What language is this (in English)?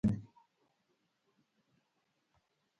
Pashto